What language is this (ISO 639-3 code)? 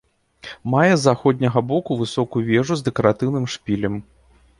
bel